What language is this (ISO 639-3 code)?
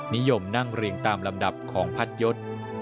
tha